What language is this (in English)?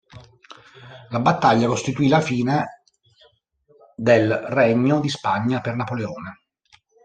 Italian